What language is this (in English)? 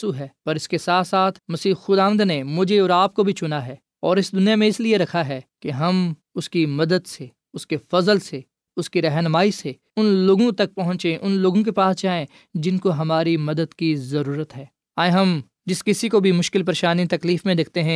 Urdu